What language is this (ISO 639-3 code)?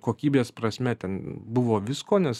lit